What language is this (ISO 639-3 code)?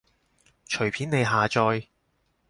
yue